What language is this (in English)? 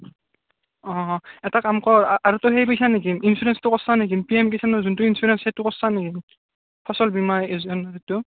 Assamese